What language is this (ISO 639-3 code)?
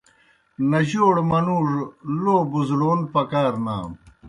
plk